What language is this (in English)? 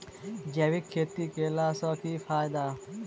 Maithili